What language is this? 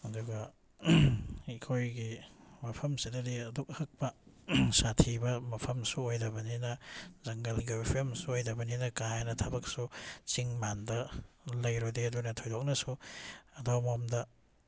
Manipuri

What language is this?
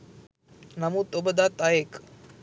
Sinhala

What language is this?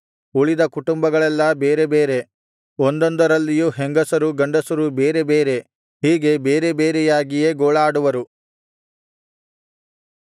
Kannada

